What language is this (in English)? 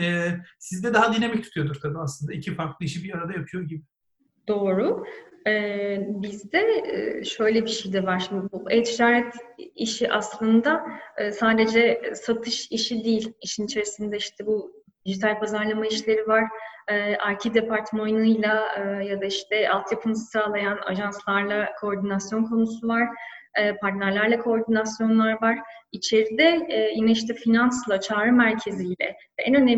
Turkish